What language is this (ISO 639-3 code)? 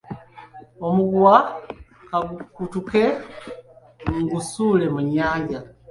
lug